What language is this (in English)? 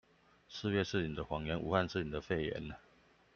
Chinese